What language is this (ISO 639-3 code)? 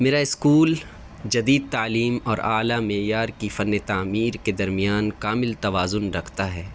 urd